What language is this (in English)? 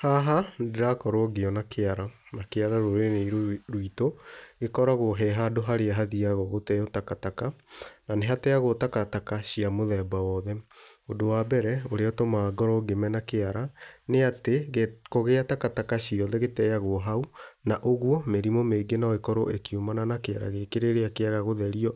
Kikuyu